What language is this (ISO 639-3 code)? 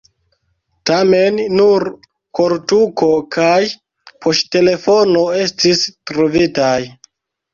epo